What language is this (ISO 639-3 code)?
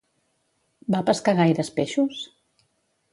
cat